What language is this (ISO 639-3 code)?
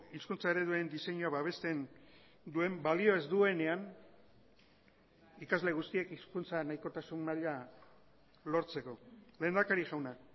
eus